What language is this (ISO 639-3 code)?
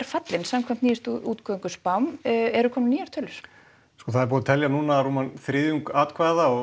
isl